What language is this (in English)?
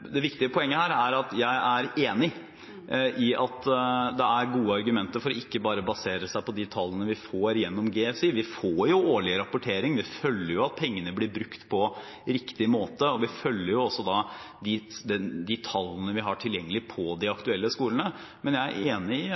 Norwegian Bokmål